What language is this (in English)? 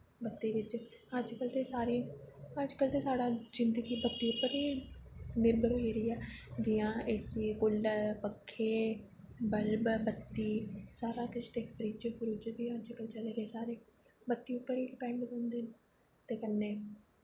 Dogri